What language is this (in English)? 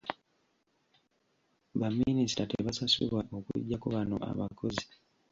Ganda